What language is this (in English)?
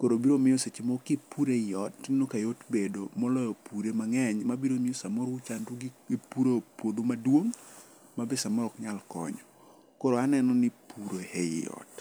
Luo (Kenya and Tanzania)